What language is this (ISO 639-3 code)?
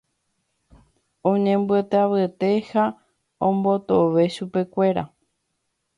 grn